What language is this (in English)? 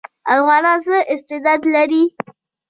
Pashto